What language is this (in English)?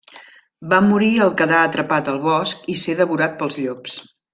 Catalan